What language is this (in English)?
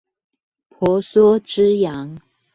Chinese